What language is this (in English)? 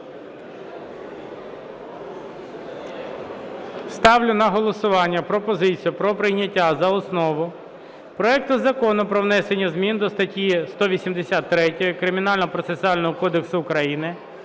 Ukrainian